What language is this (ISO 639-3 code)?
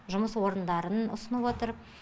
kaz